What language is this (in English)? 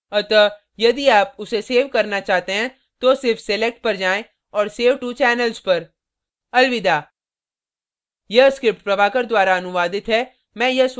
Hindi